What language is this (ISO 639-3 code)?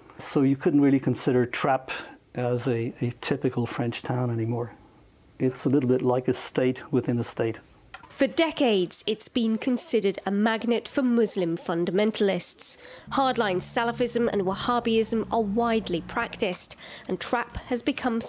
eng